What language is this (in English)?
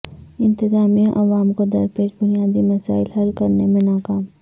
Urdu